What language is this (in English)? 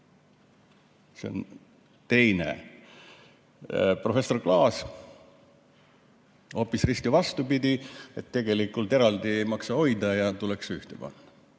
Estonian